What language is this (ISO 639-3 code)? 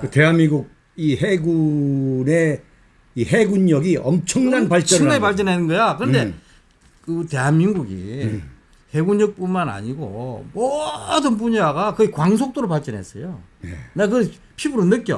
kor